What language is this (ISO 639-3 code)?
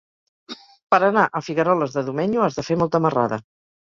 cat